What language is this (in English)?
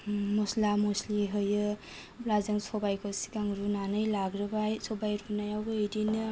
Bodo